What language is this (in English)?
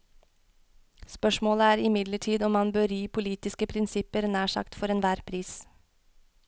Norwegian